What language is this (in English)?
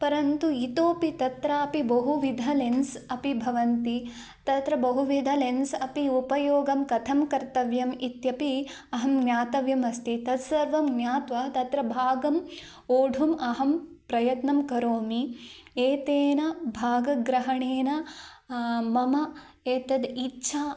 Sanskrit